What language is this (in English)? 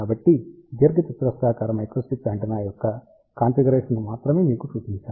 Telugu